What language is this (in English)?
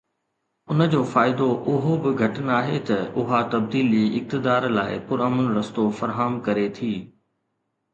Sindhi